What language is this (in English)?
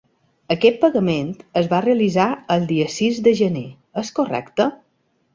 Catalan